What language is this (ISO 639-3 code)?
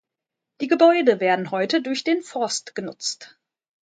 deu